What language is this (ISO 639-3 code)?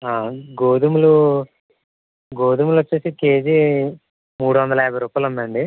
tel